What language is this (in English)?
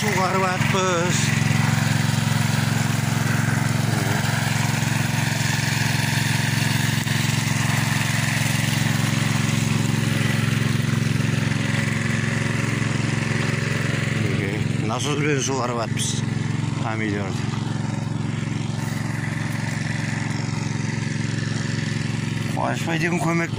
Turkish